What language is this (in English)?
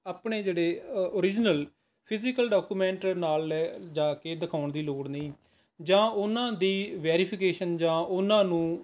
Punjabi